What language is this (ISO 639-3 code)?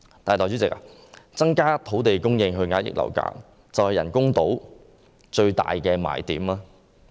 yue